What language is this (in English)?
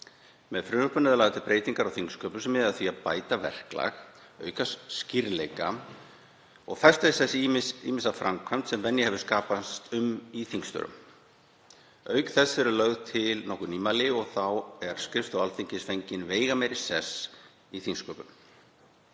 Icelandic